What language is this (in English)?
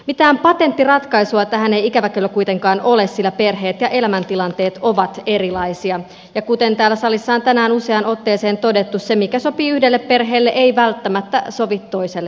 Finnish